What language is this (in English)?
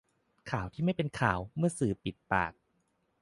Thai